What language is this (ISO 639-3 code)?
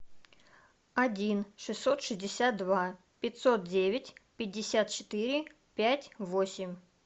rus